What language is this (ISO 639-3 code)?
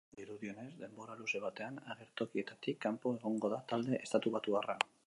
eus